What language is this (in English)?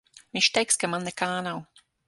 Latvian